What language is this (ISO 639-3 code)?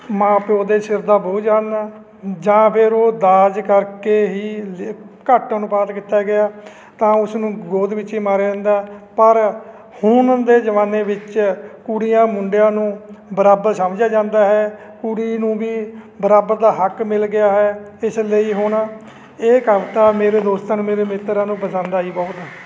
pan